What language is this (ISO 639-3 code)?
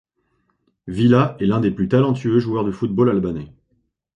fra